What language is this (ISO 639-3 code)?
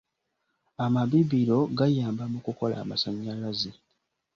lug